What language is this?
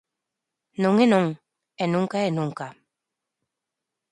Galician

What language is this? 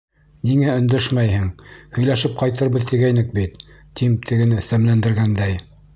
Bashkir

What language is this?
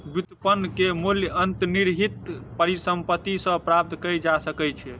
Maithili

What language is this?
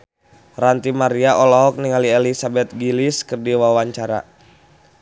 Sundanese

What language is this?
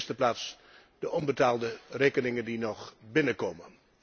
Dutch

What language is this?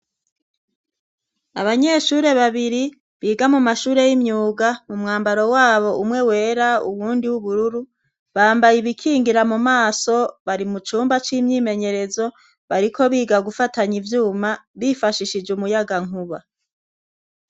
Rundi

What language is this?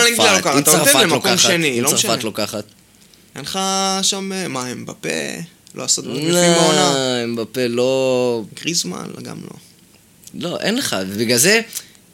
Hebrew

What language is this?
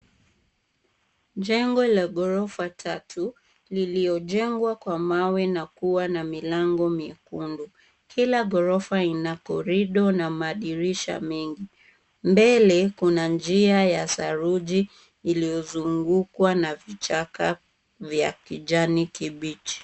Swahili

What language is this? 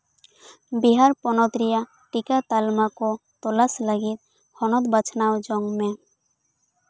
Santali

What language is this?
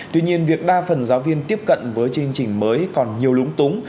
Vietnamese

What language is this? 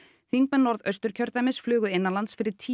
Icelandic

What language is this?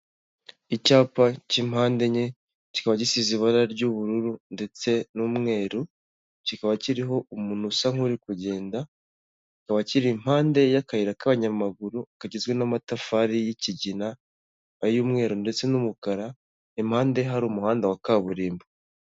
Kinyarwanda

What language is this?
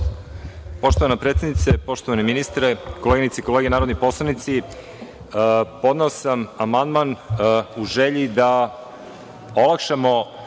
Serbian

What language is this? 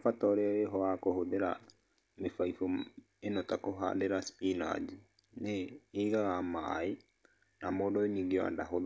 Kikuyu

